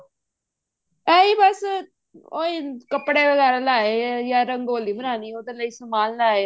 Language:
Punjabi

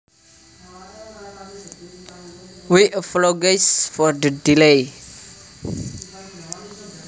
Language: Javanese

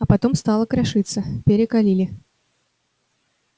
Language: Russian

